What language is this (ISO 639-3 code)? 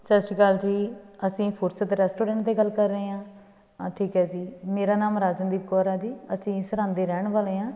pan